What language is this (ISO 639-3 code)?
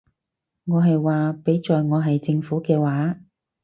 yue